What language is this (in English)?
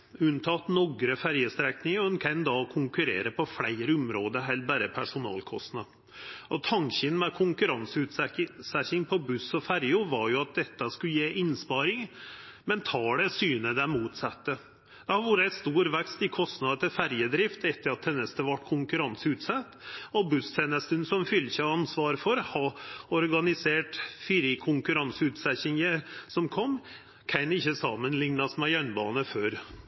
Norwegian Nynorsk